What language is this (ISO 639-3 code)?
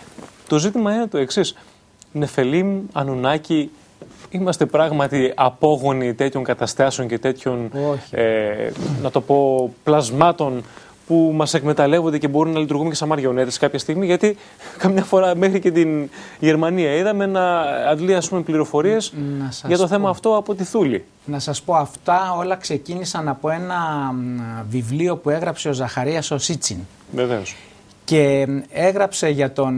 ell